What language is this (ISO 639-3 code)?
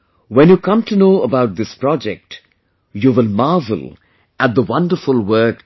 eng